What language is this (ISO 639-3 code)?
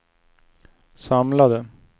swe